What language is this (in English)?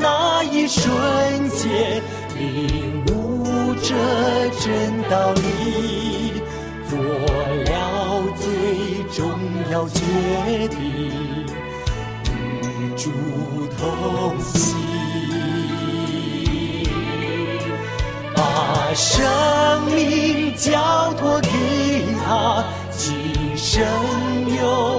Chinese